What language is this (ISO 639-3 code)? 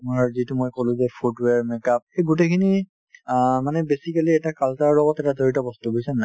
asm